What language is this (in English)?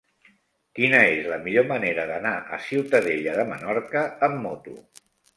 Catalan